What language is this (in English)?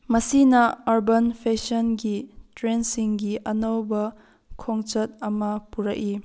Manipuri